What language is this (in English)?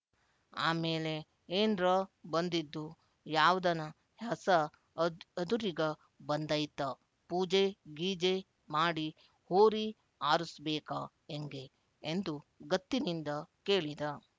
Kannada